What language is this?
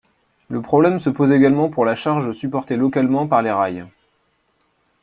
French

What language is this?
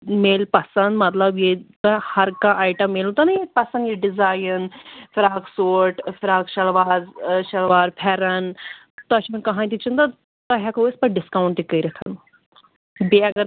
Kashmiri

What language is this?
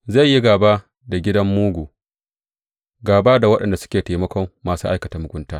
Hausa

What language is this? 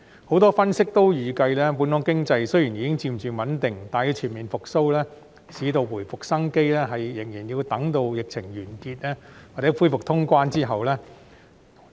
Cantonese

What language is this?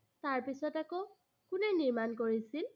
Assamese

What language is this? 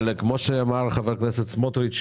Hebrew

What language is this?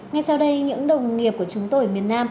Vietnamese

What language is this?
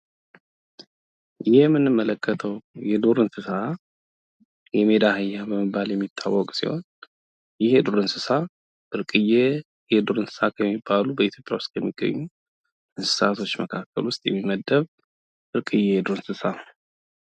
Amharic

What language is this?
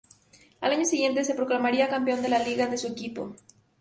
Spanish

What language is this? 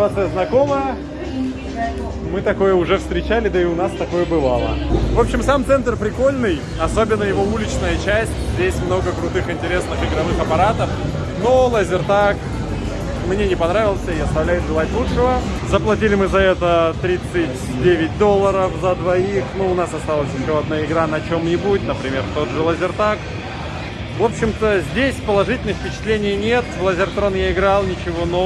Russian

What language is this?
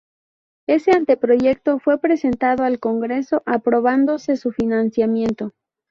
Spanish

